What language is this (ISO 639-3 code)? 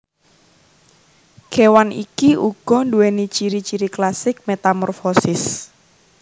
jav